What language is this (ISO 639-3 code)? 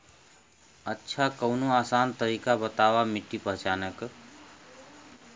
bho